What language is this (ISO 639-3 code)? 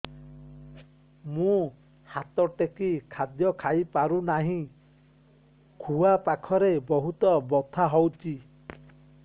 ori